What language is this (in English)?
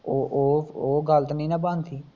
Punjabi